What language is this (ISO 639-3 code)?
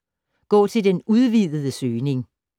dan